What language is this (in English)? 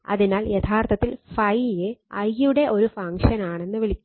Malayalam